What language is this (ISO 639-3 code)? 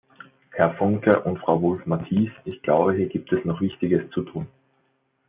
deu